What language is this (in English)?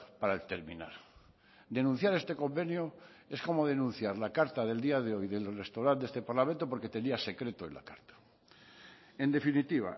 Spanish